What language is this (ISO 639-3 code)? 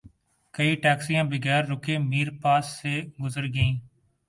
urd